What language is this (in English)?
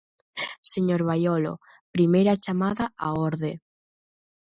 Galician